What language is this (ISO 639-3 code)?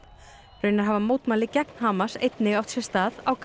isl